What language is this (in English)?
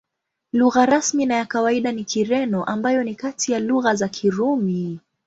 Swahili